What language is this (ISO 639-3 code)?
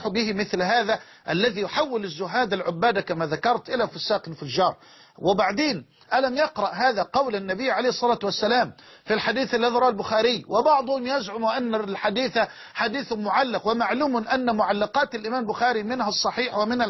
ara